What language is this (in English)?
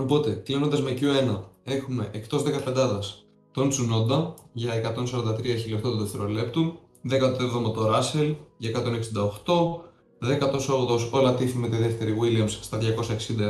Greek